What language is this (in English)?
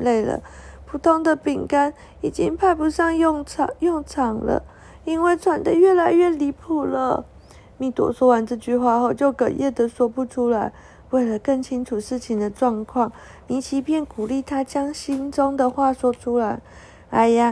Chinese